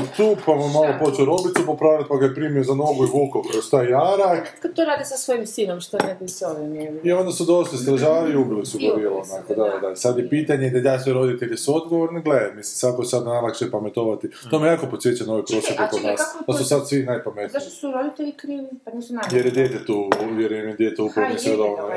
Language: Croatian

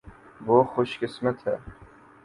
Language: Urdu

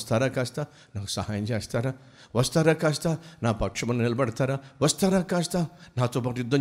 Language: Telugu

